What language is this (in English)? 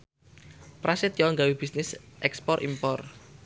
Javanese